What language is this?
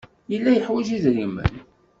Kabyle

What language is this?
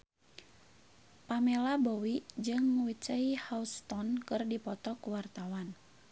Sundanese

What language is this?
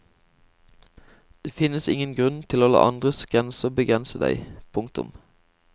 Norwegian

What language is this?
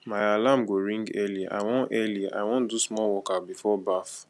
Nigerian Pidgin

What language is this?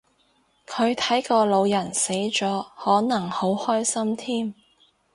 Cantonese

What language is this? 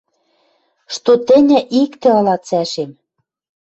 Western Mari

